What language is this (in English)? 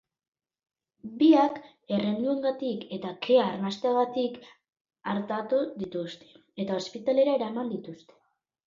Basque